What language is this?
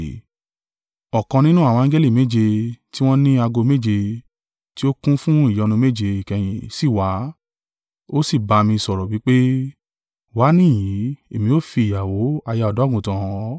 Yoruba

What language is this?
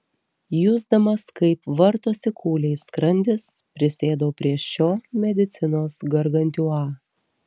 Lithuanian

